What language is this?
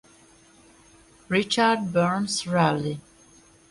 Hungarian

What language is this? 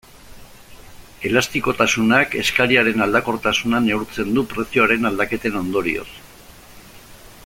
Basque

